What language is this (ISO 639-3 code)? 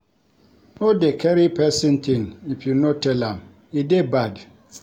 pcm